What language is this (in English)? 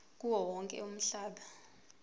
Zulu